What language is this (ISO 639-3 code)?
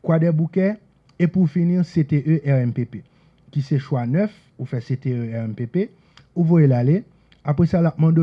fra